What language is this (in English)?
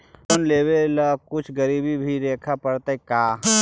Magahi